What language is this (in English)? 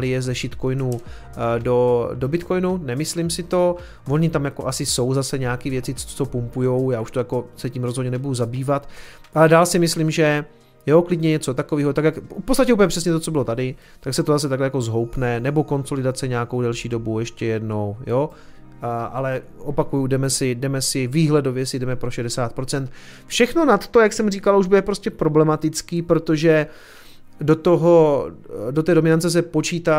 Czech